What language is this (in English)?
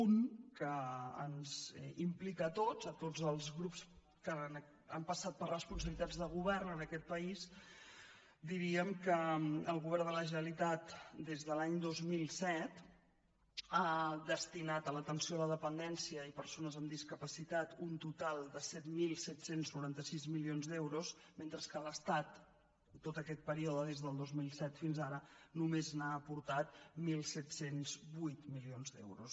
Catalan